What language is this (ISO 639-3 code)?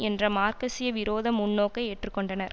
tam